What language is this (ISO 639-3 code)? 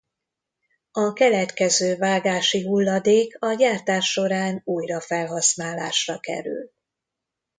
hun